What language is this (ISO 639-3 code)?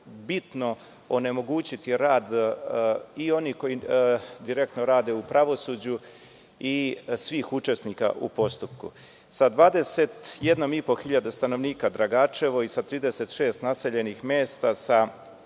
srp